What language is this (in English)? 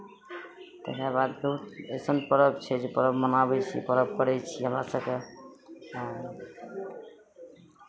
Maithili